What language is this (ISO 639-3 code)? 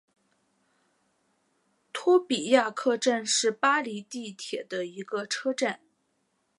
zho